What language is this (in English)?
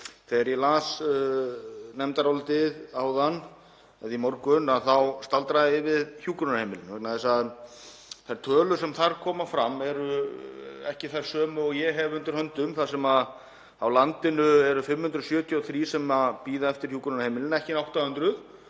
Icelandic